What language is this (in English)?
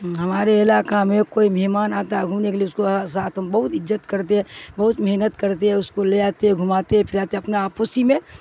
Urdu